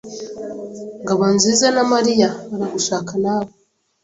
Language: Kinyarwanda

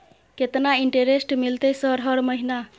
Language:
Maithili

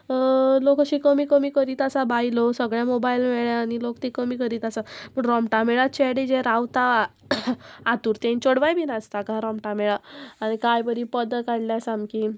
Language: Konkani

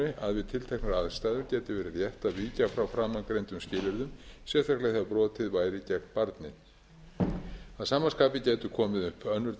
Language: Icelandic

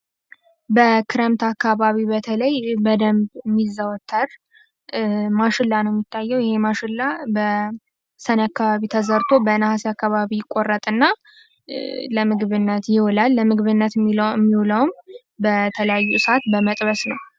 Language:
Amharic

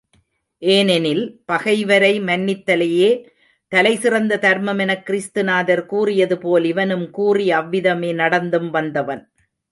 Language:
Tamil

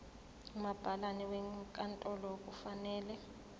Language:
Zulu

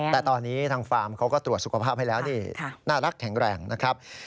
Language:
Thai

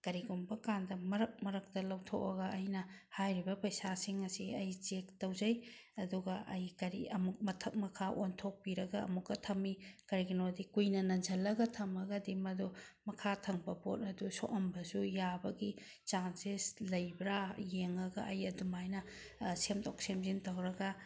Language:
Manipuri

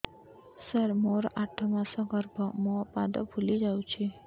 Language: Odia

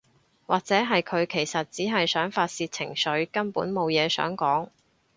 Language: Cantonese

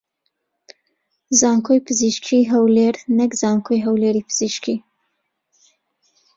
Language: Central Kurdish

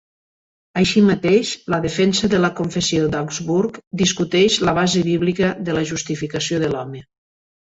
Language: Catalan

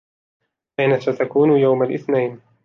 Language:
Arabic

